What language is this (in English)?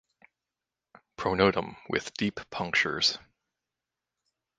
English